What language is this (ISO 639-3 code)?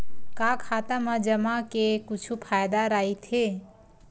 hne